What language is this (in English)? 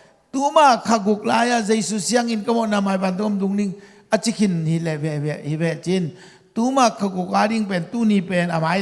Indonesian